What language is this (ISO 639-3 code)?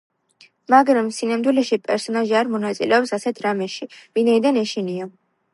kat